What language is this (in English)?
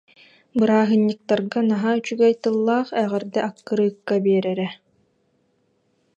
Yakut